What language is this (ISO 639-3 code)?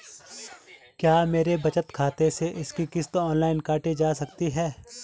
hin